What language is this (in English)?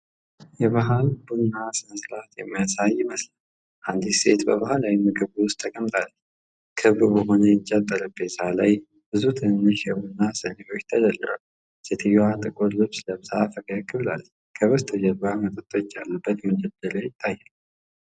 Amharic